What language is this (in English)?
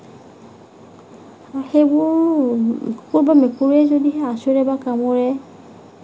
Assamese